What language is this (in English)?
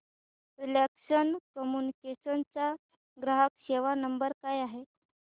Marathi